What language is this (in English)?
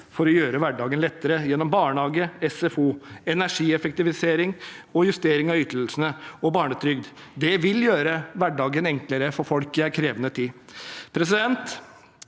Norwegian